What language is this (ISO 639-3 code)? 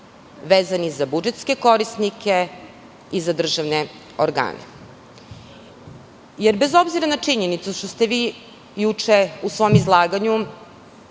srp